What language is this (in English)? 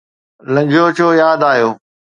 Sindhi